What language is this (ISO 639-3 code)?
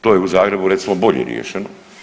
hrv